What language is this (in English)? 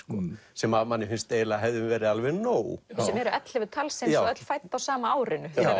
Icelandic